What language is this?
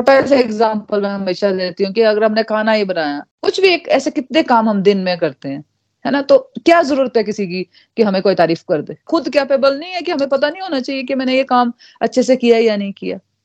Hindi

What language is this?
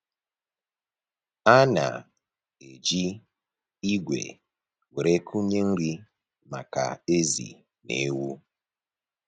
Igbo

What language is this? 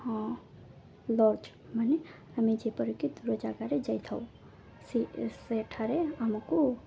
Odia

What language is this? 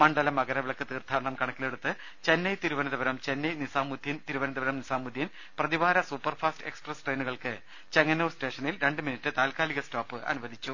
Malayalam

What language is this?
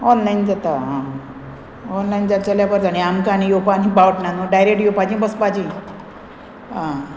Konkani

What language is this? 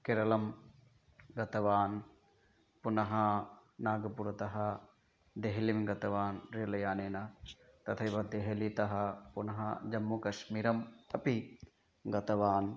Sanskrit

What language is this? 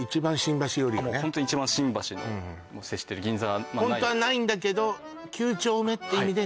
Japanese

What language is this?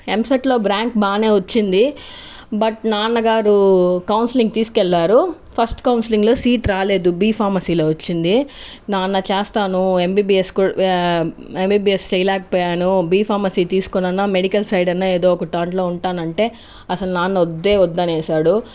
Telugu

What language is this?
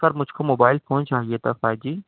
Urdu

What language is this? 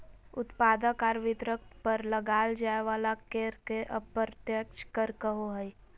Magahi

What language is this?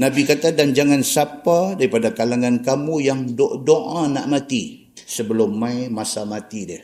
Malay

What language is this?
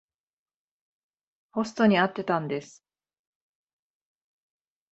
Japanese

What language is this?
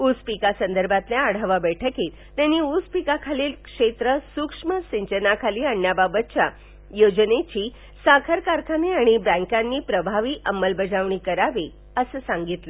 Marathi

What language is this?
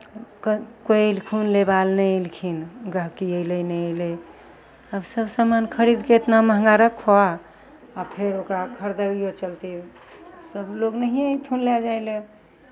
Maithili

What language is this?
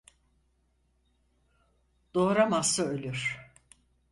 Turkish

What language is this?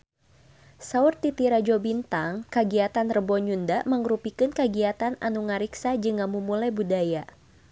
Sundanese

